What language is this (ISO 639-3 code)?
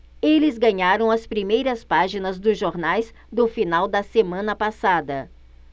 por